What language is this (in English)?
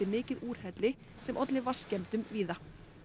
Icelandic